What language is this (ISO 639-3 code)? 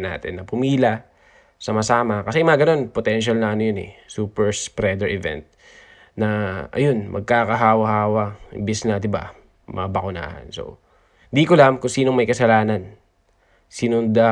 fil